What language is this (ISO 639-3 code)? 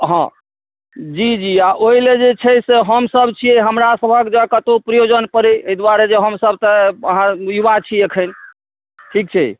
mai